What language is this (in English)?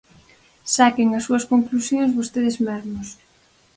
Galician